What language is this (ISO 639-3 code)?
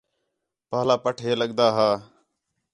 xhe